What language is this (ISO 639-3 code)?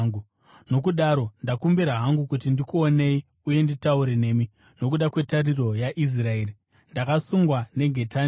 sna